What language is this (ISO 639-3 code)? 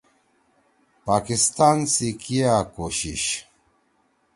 trw